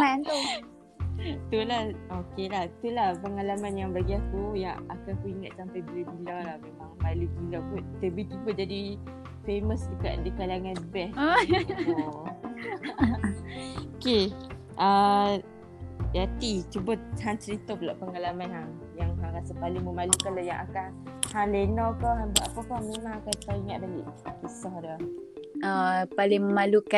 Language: Malay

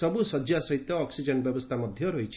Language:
Odia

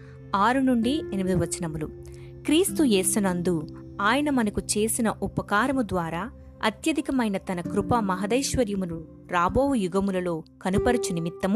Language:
Telugu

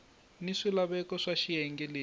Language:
Tsonga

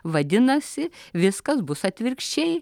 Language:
Lithuanian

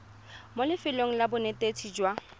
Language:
Tswana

